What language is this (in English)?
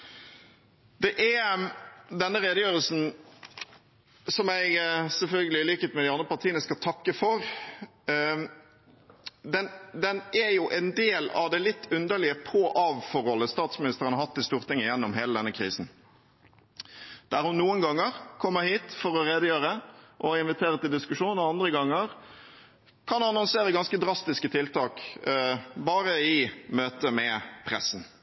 Norwegian Bokmål